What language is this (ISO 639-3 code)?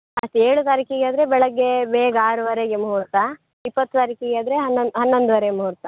kan